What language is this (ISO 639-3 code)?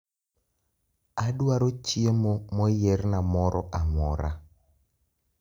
luo